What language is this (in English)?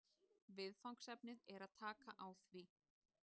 Icelandic